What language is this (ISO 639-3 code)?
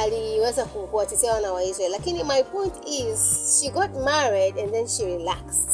swa